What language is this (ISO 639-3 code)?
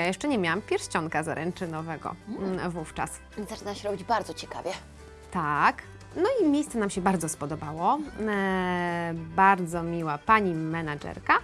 pol